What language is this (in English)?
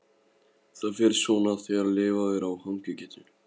Icelandic